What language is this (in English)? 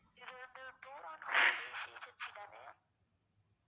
Tamil